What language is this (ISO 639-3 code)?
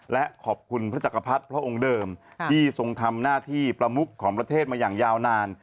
tha